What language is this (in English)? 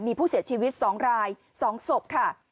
Thai